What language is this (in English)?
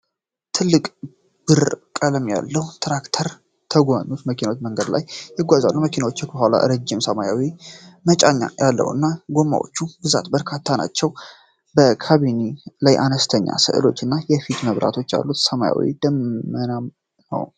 Amharic